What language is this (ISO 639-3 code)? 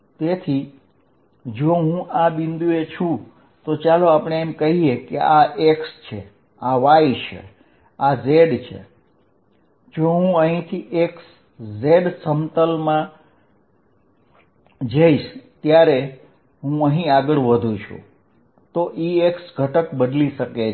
guj